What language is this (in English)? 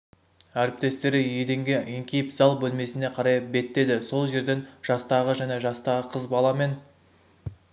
Kazakh